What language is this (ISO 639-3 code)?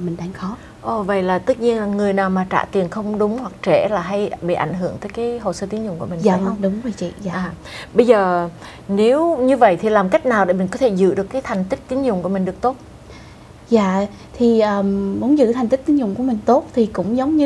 vie